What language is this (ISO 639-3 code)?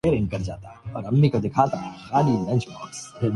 urd